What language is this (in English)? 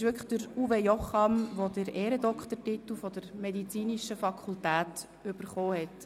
Swiss German